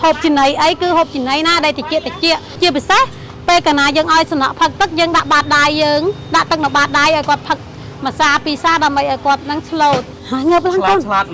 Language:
Thai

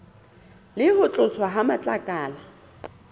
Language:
Southern Sotho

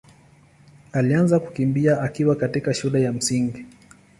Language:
Swahili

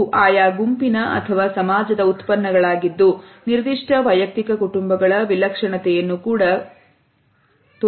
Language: Kannada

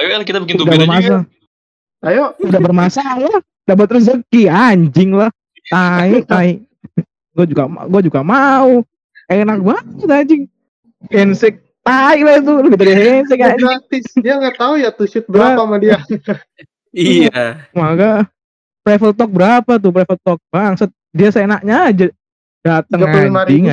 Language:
Indonesian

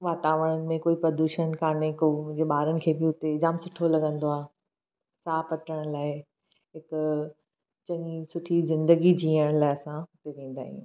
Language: Sindhi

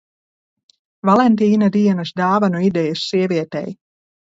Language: Latvian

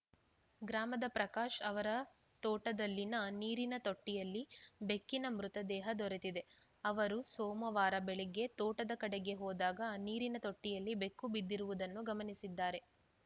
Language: Kannada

